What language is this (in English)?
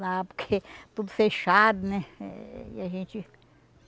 Portuguese